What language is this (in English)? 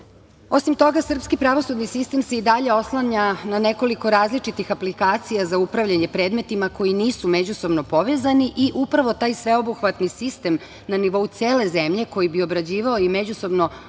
Serbian